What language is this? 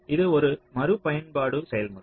Tamil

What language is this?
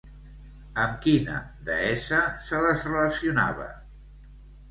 Catalan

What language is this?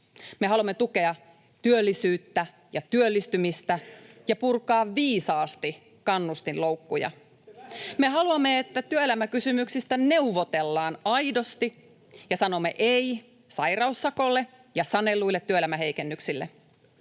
Finnish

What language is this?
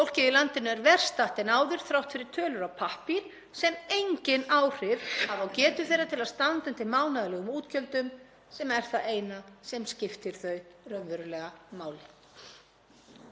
Icelandic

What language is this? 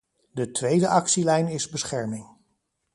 Dutch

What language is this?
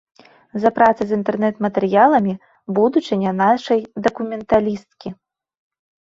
Belarusian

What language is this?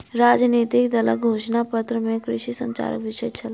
Maithili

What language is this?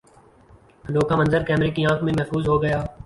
Urdu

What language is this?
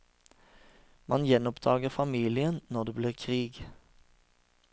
Norwegian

